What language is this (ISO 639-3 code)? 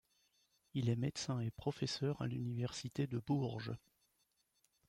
fra